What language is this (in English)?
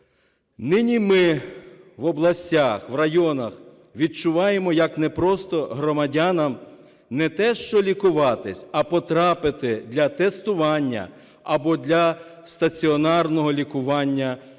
Ukrainian